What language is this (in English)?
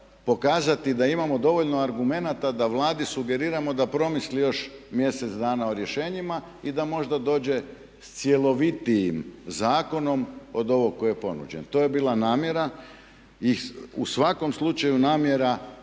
Croatian